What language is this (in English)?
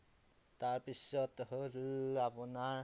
Assamese